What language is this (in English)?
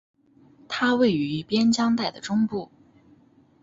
Chinese